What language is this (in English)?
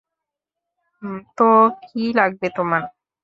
Bangla